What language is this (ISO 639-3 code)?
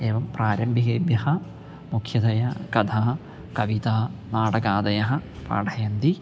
san